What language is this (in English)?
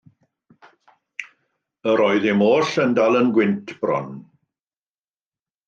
Welsh